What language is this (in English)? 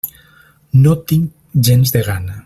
Catalan